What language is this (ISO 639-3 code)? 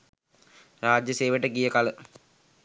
sin